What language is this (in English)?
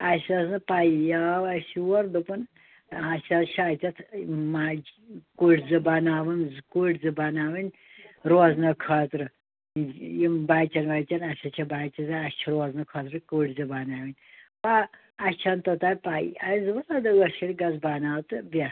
Kashmiri